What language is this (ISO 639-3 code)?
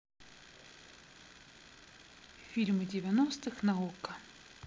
rus